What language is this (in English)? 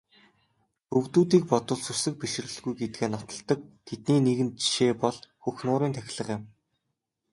Mongolian